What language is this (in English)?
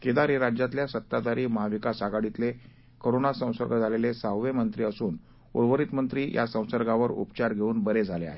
Marathi